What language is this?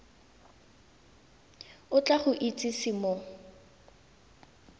Tswana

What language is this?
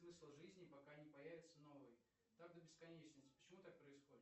Russian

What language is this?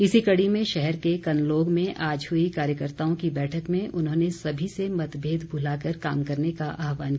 Hindi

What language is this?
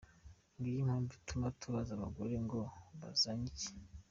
Kinyarwanda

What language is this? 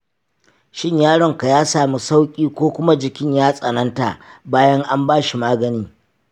Hausa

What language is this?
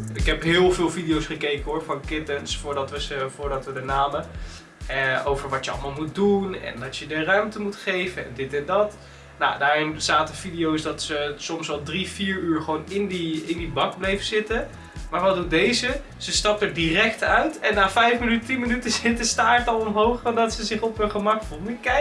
Dutch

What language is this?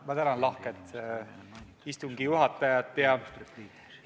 Estonian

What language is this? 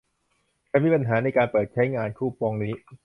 Thai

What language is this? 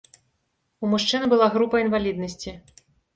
Belarusian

